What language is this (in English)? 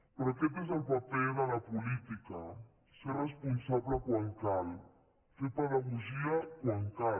Catalan